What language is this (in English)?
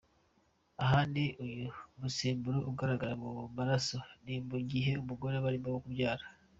Kinyarwanda